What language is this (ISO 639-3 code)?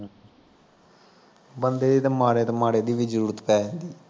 pan